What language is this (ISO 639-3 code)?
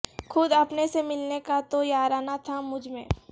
urd